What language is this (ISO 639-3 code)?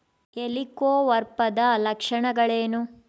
kan